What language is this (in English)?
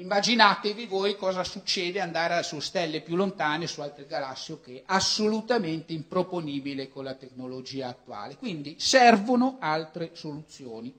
Italian